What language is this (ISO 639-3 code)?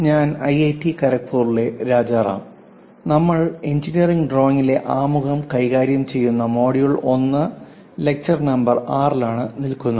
mal